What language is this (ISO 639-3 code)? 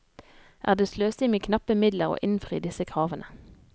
nor